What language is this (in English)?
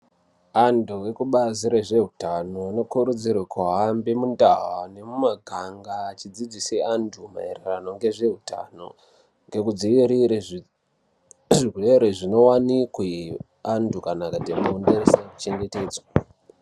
Ndau